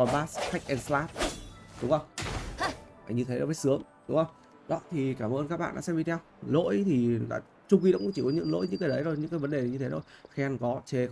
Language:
Vietnamese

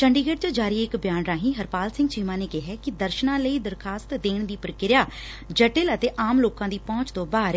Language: Punjabi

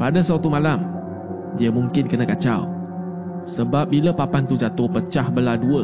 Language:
Malay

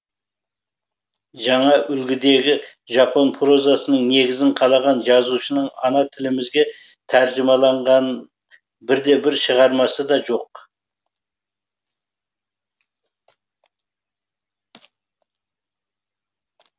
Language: Kazakh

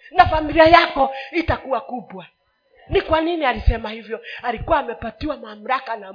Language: Swahili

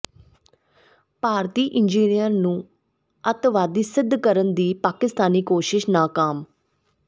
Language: Punjabi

